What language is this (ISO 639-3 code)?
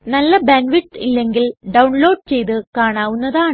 mal